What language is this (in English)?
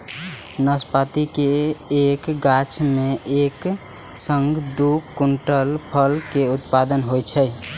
Maithili